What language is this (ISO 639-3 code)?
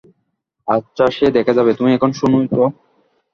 ben